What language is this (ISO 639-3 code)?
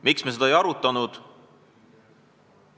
est